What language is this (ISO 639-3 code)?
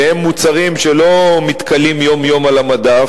heb